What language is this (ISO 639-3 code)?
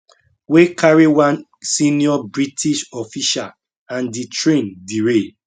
pcm